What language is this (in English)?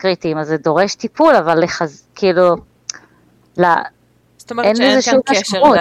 Hebrew